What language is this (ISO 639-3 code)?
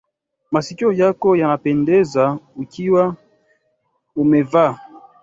swa